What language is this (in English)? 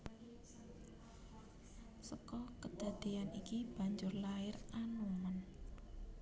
Javanese